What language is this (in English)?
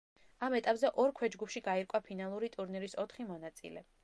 Georgian